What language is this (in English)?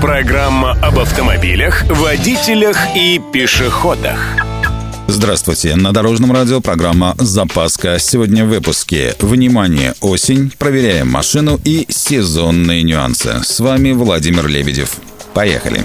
Russian